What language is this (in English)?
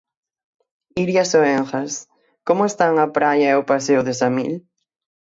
Galician